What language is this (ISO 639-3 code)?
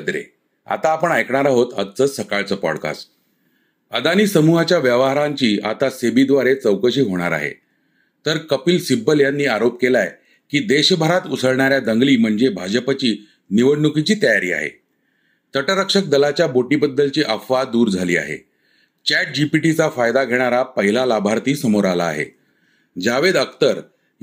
mar